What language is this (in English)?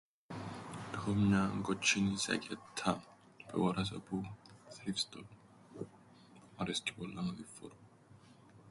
Greek